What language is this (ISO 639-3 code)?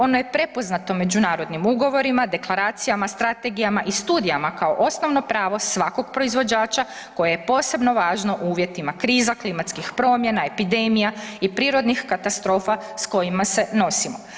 hrv